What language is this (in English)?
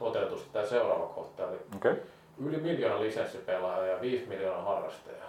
Finnish